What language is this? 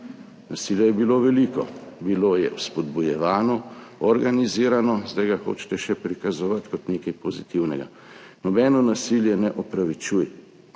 Slovenian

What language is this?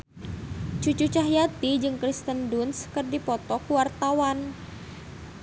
Sundanese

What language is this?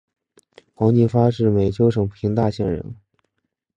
Chinese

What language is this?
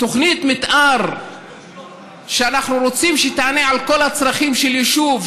Hebrew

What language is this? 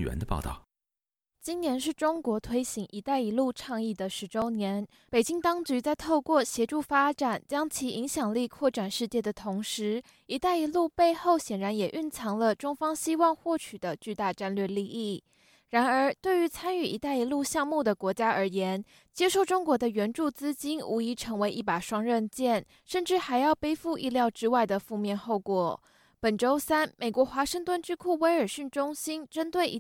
Chinese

